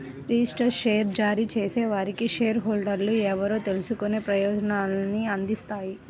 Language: Telugu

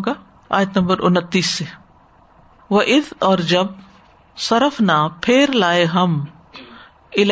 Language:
Urdu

